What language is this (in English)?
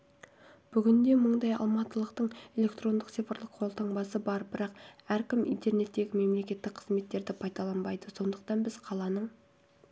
Kazakh